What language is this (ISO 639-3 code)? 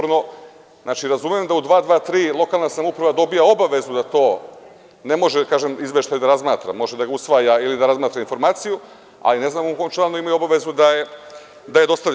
srp